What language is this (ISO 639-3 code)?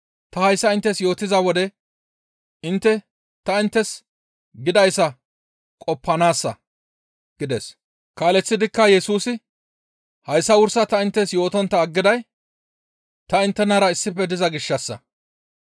gmv